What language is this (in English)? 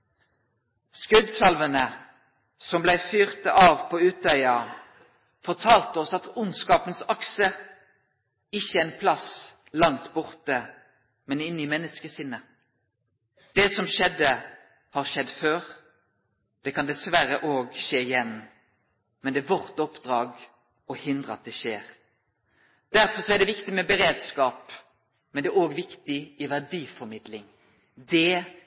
Norwegian Nynorsk